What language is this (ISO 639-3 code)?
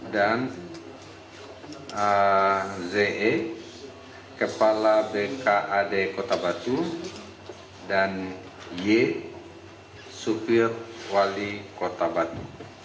ind